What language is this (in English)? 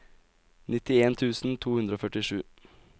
Norwegian